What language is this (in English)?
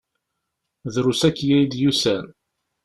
Kabyle